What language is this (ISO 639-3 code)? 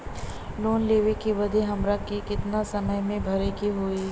bho